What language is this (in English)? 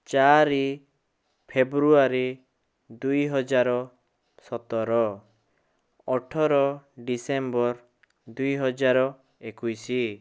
Odia